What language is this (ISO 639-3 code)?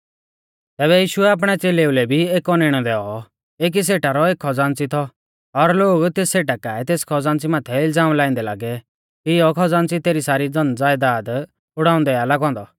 bfz